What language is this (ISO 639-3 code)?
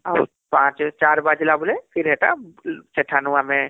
ori